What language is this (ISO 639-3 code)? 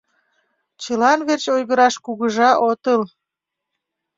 chm